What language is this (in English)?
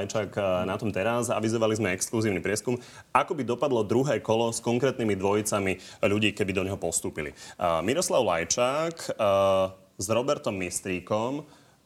Slovak